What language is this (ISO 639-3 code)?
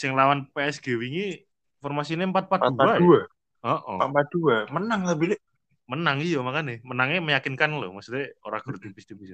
ind